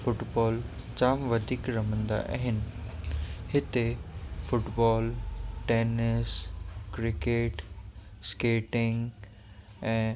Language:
Sindhi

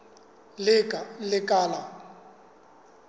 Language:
Southern Sotho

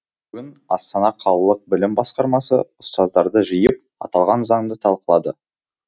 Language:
Kazakh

